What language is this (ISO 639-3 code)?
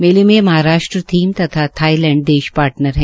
hin